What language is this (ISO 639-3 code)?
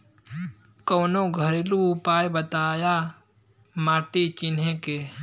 bho